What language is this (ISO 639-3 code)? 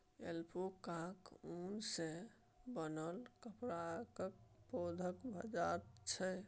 mai